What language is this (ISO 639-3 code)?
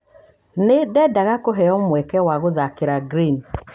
kik